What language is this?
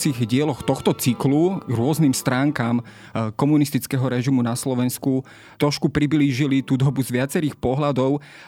Slovak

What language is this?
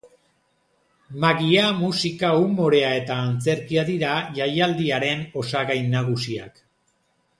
Basque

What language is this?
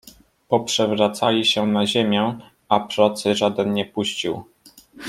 Polish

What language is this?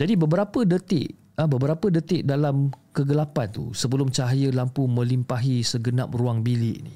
Malay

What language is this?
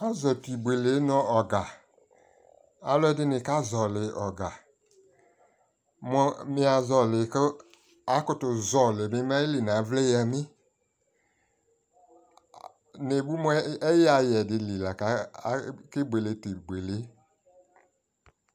Ikposo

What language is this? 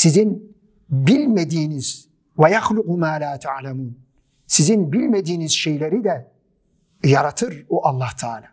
Turkish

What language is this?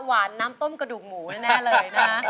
Thai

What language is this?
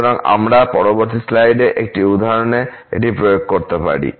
Bangla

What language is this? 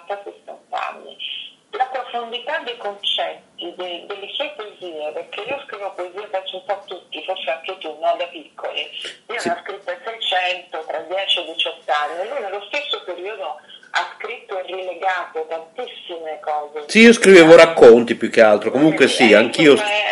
Italian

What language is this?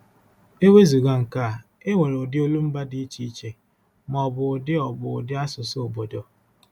Igbo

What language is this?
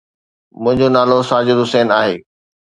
Sindhi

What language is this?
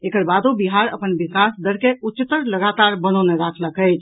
Maithili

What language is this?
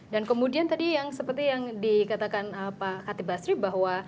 Indonesian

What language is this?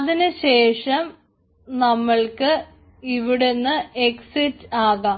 Malayalam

